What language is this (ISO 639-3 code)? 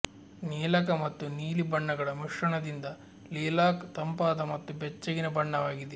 kan